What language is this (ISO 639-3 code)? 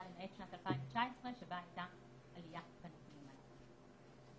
heb